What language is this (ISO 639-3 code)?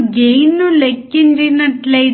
tel